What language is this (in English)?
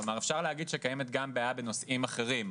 Hebrew